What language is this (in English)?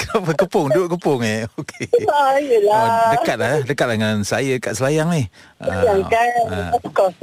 Malay